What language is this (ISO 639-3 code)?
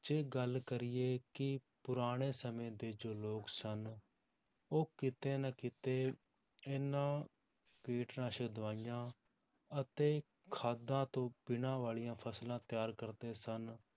pan